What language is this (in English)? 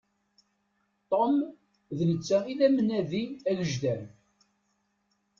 Kabyle